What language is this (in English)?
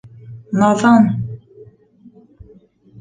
Bashkir